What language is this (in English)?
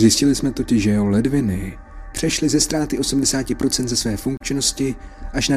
Czech